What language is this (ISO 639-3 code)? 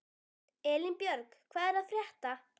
isl